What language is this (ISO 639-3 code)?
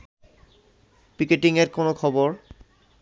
ben